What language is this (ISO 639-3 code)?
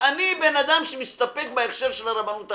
heb